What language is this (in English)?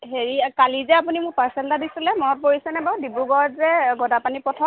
Assamese